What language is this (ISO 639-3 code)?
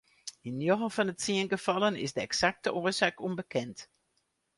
fry